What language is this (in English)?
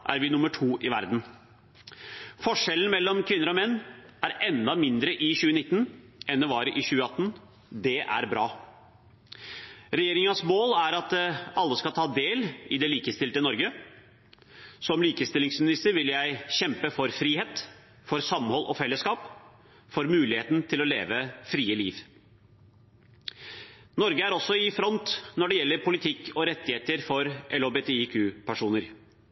Norwegian Bokmål